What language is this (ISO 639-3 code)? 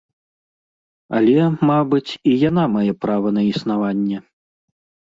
bel